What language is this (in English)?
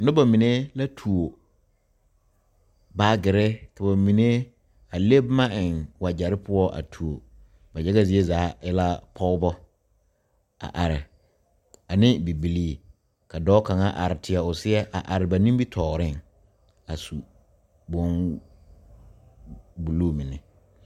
Southern Dagaare